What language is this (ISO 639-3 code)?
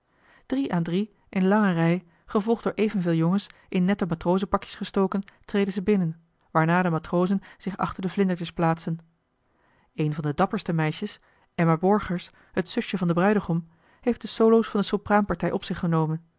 nld